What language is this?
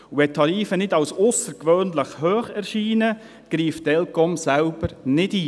Swiss German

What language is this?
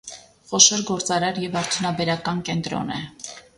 Armenian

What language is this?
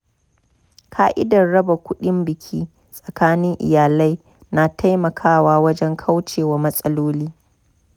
Hausa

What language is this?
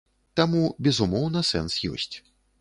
Belarusian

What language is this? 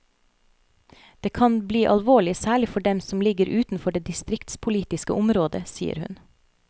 Norwegian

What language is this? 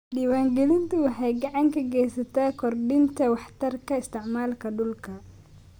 Somali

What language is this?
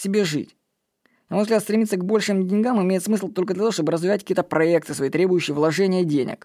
Russian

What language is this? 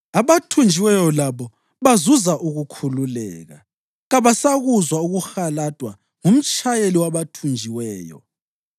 North Ndebele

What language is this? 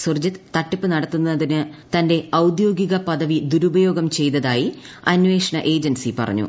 Malayalam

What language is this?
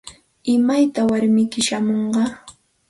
Santa Ana de Tusi Pasco Quechua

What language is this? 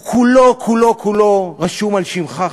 Hebrew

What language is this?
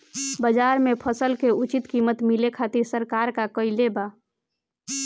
Bhojpuri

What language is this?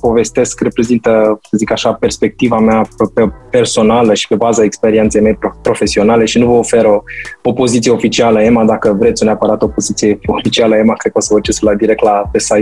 Romanian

